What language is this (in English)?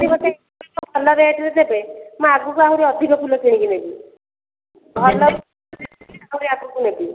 Odia